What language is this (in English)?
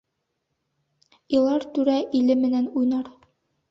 Bashkir